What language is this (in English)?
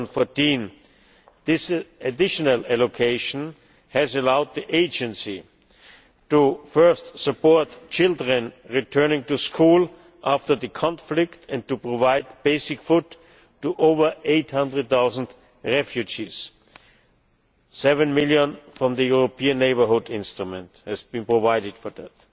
English